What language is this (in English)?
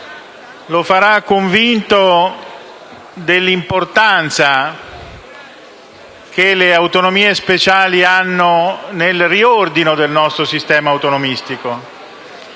Italian